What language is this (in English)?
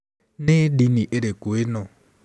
Kikuyu